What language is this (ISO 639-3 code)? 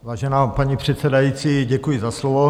ces